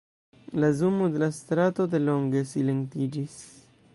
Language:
Esperanto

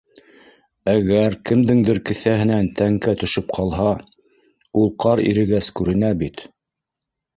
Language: Bashkir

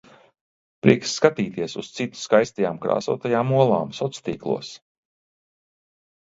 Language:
Latvian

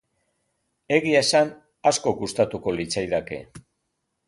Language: Basque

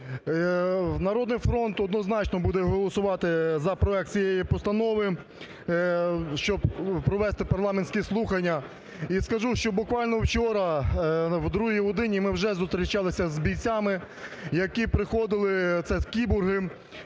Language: Ukrainian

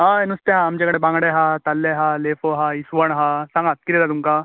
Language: Konkani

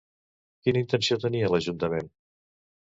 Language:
Catalan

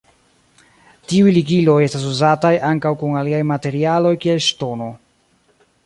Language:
Esperanto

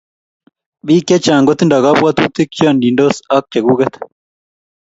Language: Kalenjin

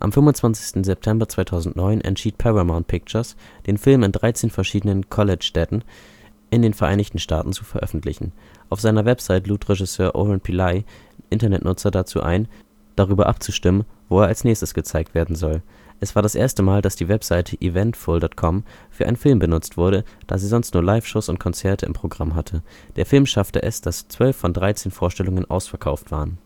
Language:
German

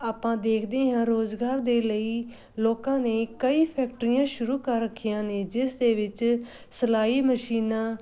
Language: Punjabi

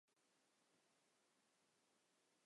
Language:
Chinese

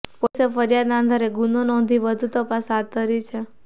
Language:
Gujarati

